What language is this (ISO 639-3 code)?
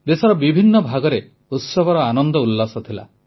ori